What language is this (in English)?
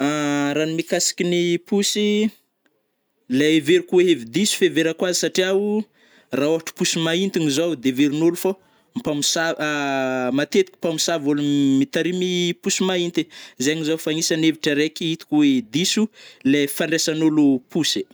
Northern Betsimisaraka Malagasy